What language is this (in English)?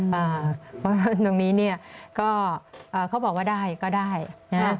Thai